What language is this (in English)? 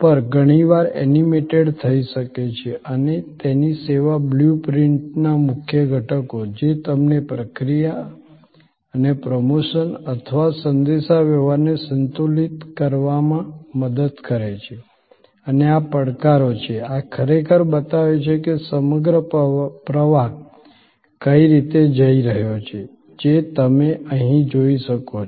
Gujarati